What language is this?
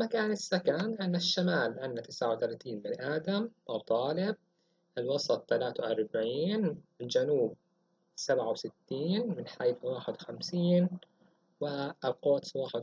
Arabic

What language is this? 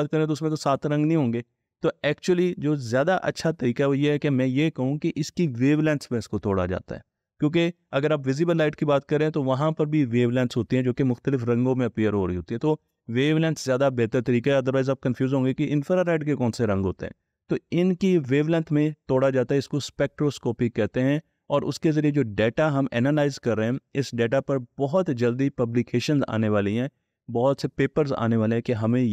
Hindi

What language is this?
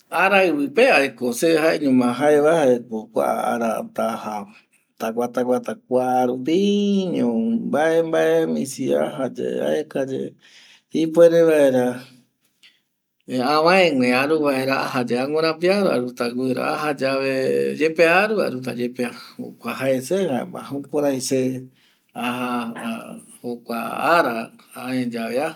Eastern Bolivian Guaraní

